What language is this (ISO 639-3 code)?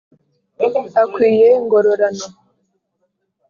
kin